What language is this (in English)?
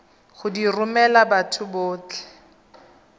Tswana